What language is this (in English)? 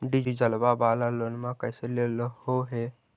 Magahi